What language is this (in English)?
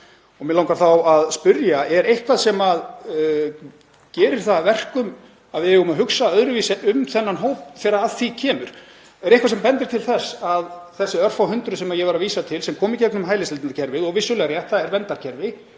Icelandic